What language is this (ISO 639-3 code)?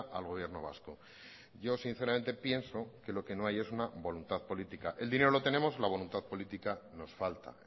spa